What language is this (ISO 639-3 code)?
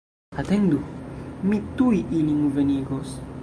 epo